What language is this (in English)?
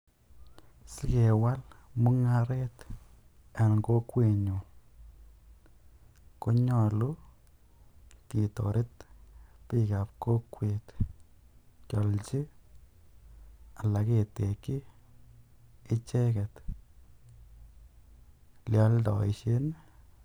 Kalenjin